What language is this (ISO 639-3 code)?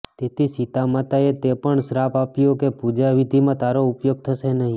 guj